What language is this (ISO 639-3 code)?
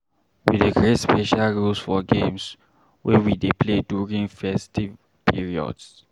pcm